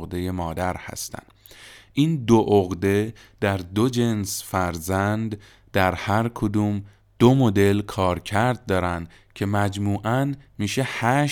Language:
Persian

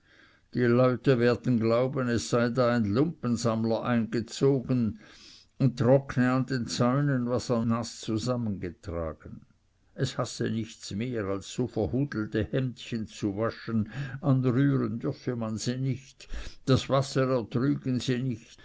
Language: German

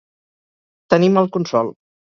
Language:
Catalan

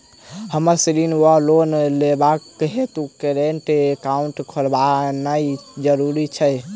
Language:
Maithili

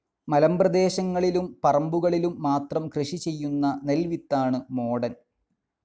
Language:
Malayalam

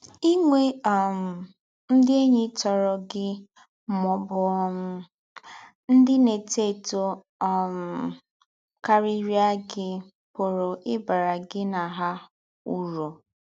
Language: Igbo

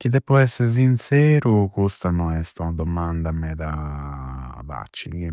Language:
Campidanese Sardinian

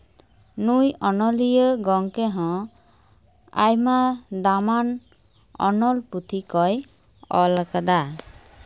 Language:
Santali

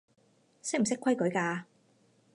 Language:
Cantonese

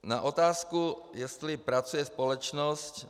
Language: Czech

